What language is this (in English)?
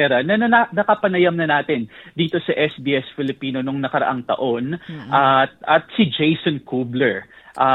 Filipino